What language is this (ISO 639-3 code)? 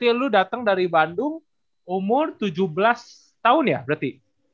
ind